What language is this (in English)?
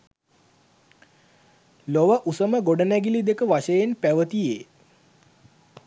Sinhala